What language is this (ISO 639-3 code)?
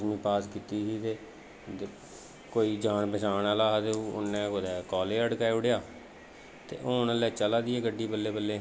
doi